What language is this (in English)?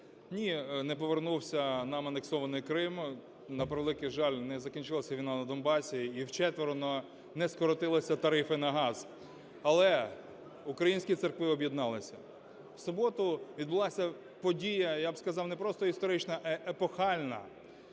Ukrainian